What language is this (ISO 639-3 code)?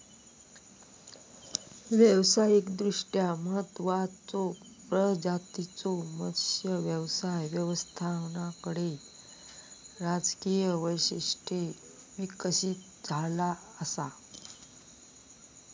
mar